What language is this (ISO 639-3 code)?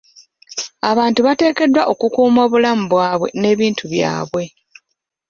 lug